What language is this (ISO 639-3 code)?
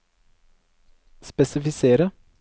nor